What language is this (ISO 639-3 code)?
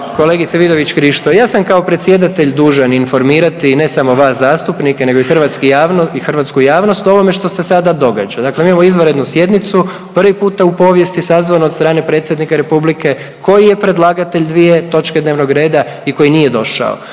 hrv